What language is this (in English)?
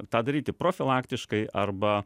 Lithuanian